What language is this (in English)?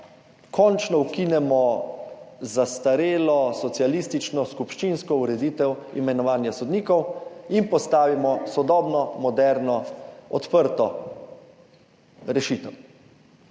Slovenian